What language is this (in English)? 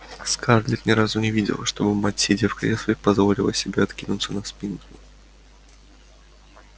Russian